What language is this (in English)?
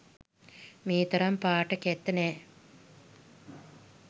Sinhala